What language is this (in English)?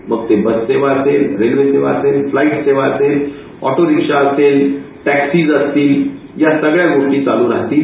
Marathi